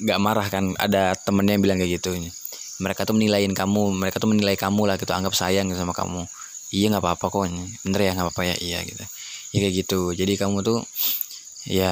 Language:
Indonesian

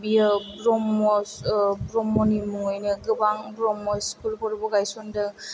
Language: Bodo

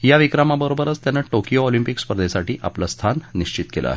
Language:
Marathi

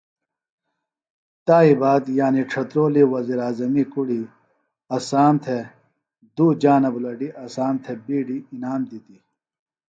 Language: Phalura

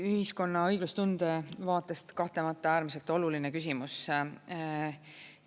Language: Estonian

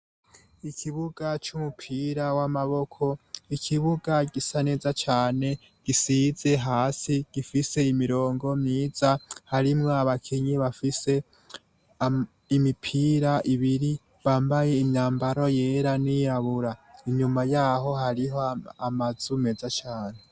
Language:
Rundi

